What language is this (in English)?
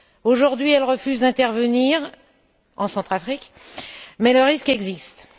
French